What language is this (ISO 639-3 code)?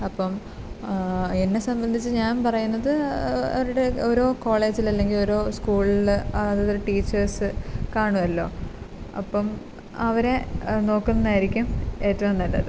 mal